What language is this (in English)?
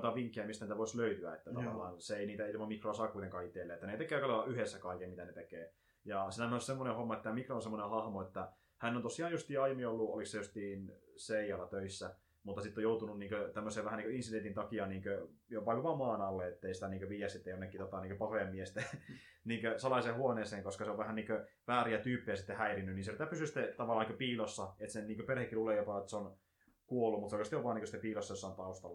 Finnish